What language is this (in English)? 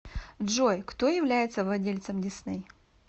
Russian